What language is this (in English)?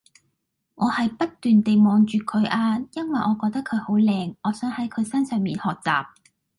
Cantonese